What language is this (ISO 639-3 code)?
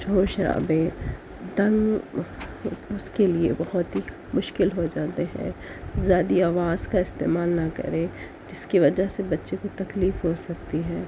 urd